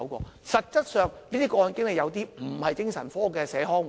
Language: Cantonese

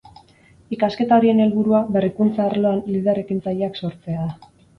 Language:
Basque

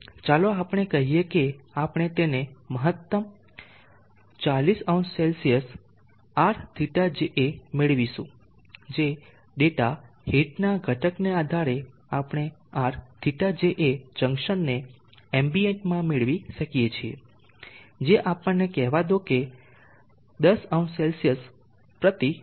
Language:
Gujarati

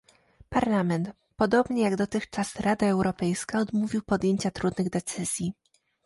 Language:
Polish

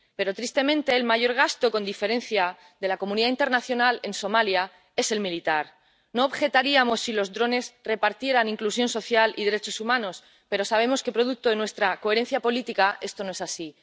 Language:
Spanish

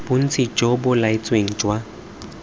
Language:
Tswana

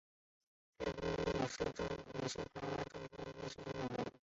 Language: Chinese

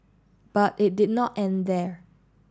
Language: English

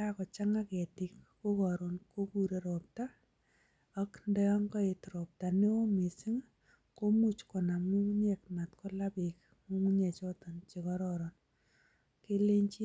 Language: Kalenjin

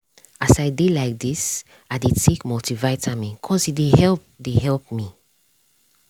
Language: Nigerian Pidgin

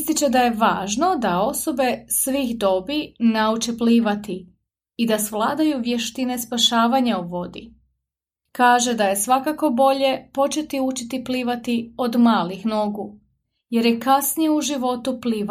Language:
Croatian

